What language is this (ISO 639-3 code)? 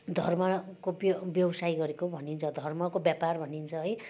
nep